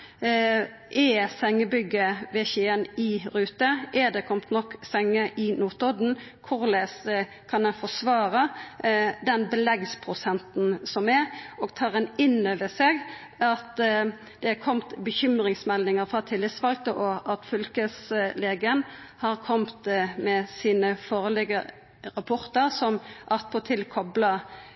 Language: Norwegian Nynorsk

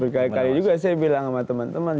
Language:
Indonesian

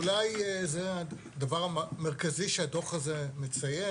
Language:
Hebrew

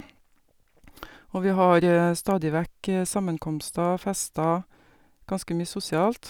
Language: Norwegian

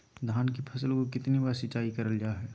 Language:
Magahi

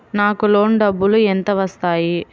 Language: Telugu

